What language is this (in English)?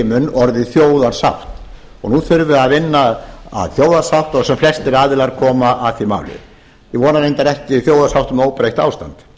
Icelandic